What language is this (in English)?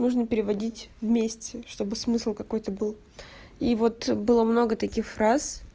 Russian